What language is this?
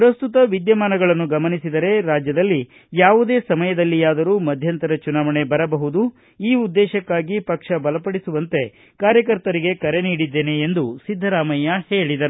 Kannada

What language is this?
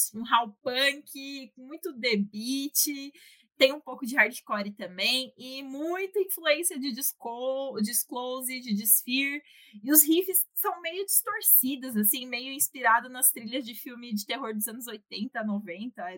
Portuguese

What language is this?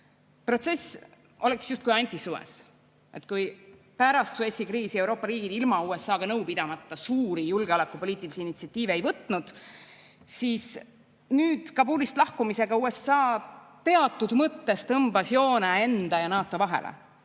Estonian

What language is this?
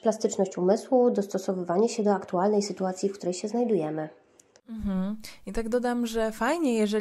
Polish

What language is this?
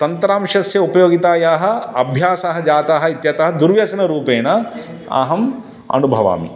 Sanskrit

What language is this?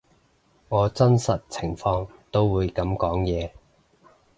Cantonese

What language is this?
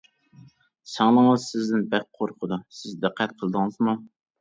Uyghur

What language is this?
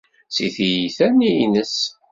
Kabyle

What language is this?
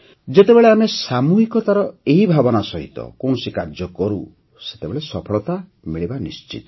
Odia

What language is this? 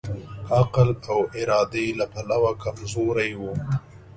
Pashto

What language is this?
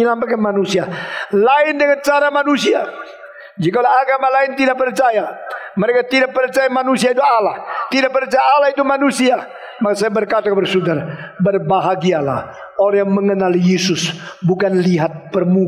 Indonesian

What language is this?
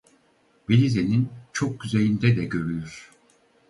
Turkish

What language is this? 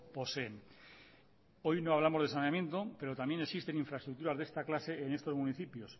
Spanish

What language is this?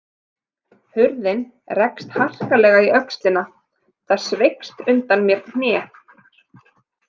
Icelandic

